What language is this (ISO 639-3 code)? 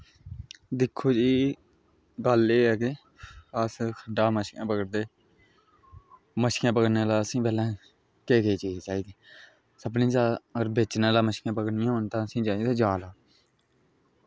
doi